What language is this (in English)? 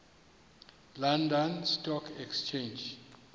Xhosa